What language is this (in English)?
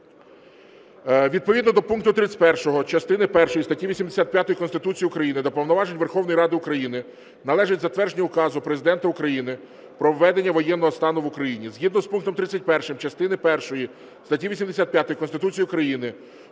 Ukrainian